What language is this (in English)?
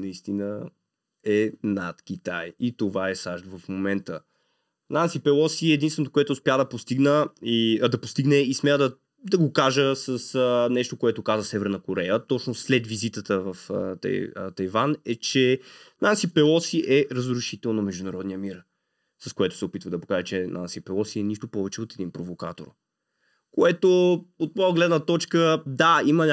Bulgarian